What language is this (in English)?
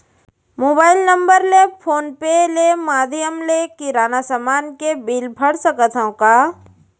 Chhattisgarhi